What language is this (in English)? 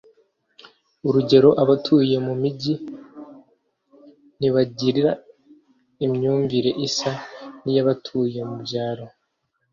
Kinyarwanda